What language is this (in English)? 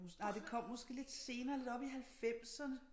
Danish